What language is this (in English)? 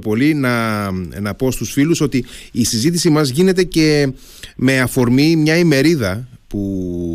Greek